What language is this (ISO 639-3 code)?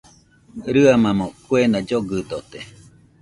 hux